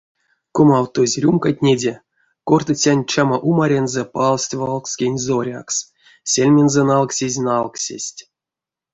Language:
Erzya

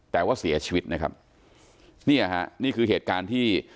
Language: Thai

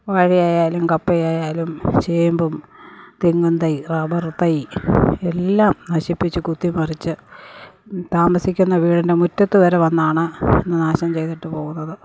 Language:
Malayalam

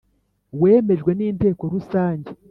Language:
Kinyarwanda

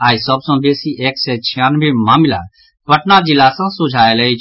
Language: Maithili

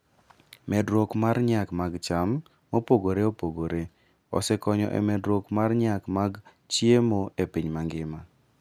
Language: Luo (Kenya and Tanzania)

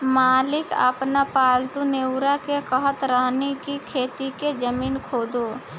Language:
Bhojpuri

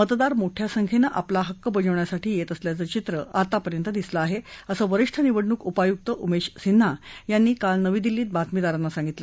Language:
Marathi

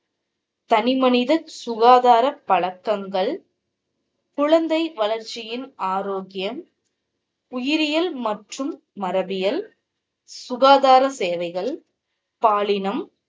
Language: Tamil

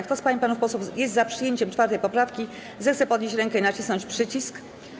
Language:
Polish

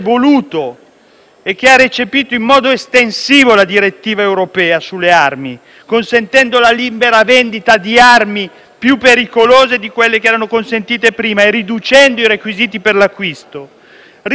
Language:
Italian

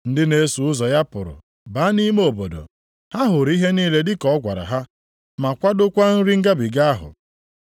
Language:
Igbo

